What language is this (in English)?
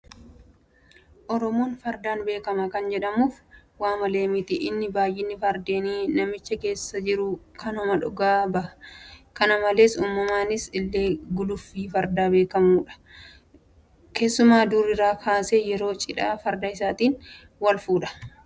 Oromo